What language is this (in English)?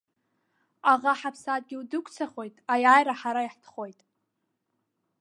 Abkhazian